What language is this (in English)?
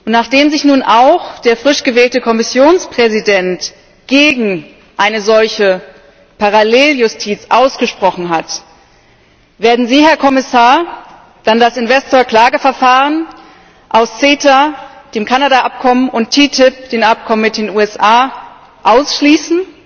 German